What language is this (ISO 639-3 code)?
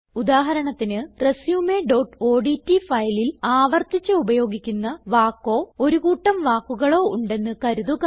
mal